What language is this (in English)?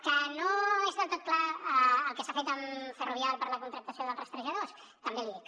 Catalan